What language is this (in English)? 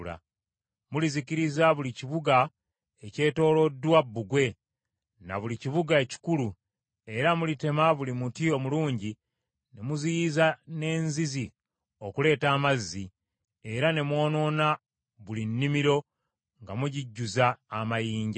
Ganda